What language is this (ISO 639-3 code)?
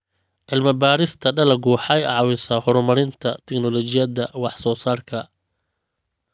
som